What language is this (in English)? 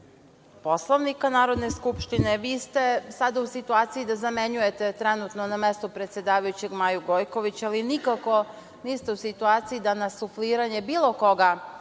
Serbian